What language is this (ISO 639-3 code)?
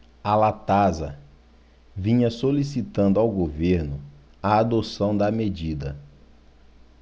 por